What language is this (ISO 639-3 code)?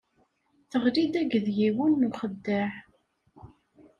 kab